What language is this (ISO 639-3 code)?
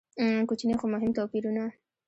pus